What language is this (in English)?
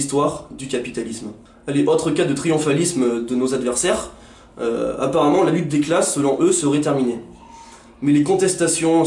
French